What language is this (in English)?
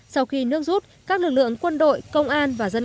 Vietnamese